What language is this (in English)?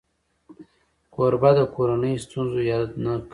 Pashto